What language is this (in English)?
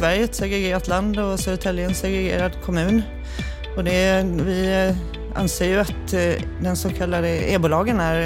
Swedish